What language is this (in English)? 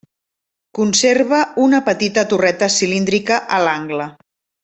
Catalan